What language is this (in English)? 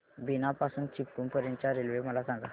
Marathi